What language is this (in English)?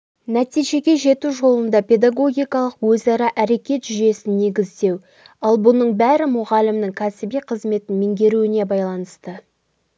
Kazakh